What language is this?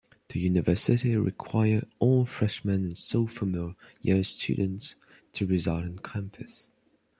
English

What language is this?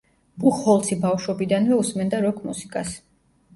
Georgian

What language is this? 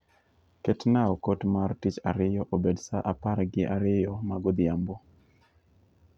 Luo (Kenya and Tanzania)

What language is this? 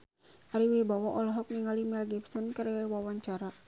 Sundanese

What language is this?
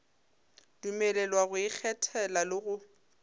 Northern Sotho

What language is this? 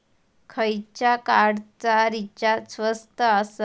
Marathi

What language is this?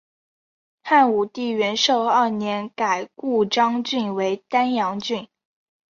Chinese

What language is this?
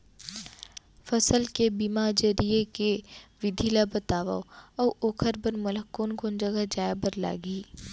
Chhattisgarhi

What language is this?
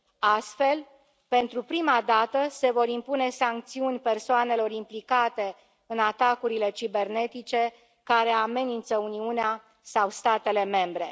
Romanian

